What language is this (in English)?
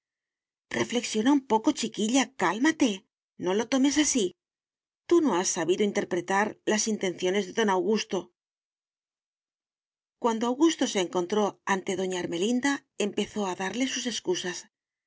Spanish